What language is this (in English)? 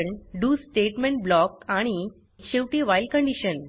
Marathi